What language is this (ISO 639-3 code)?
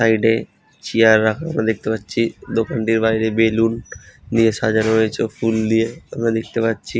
ben